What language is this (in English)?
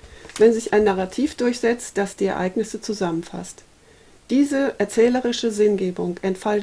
German